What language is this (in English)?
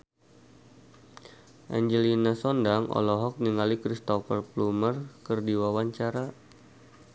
Sundanese